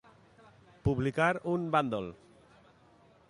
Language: Catalan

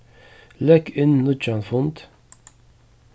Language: Faroese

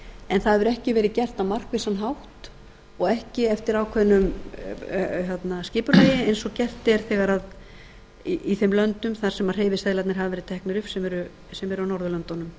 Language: Icelandic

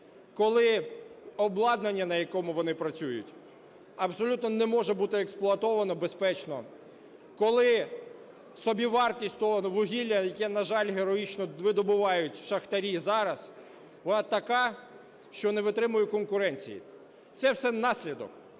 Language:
Ukrainian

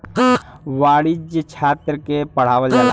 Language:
Bhojpuri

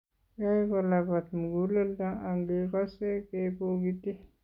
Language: Kalenjin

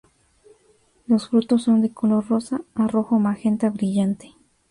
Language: Spanish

